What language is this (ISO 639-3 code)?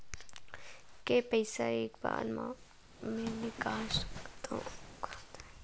hne